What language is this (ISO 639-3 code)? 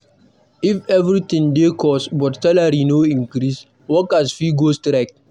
pcm